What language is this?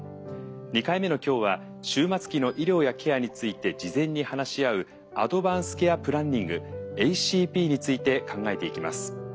Japanese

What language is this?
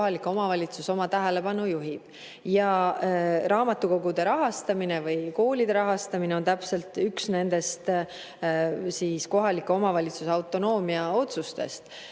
Estonian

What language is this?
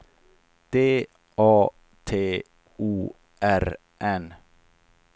Swedish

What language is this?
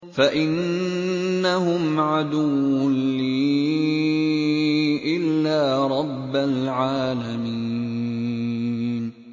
Arabic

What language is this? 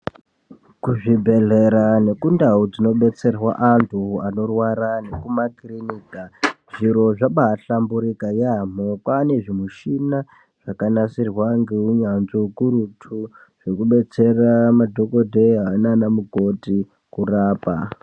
Ndau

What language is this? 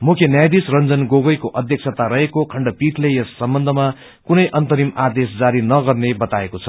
Nepali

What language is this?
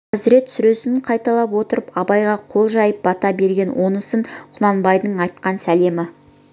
Kazakh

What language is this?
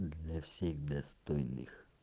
Russian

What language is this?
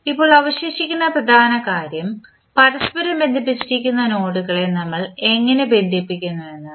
Malayalam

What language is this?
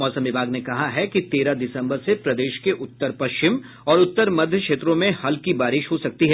Hindi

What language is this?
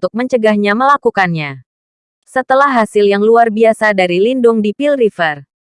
Indonesian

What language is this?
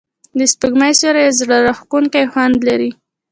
Pashto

